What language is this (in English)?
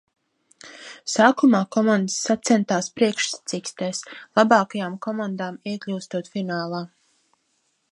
Latvian